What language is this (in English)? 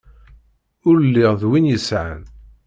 Kabyle